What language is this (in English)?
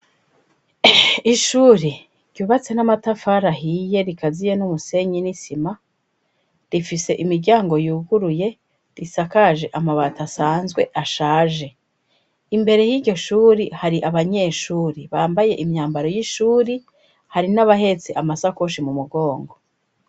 Rundi